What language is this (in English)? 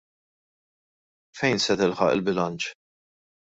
Maltese